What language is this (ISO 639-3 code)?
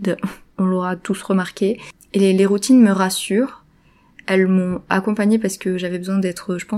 fra